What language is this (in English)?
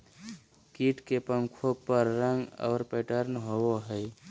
Magahi